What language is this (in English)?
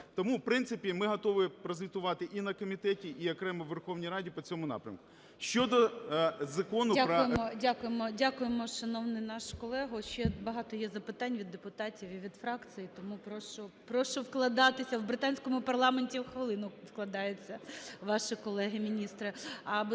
Ukrainian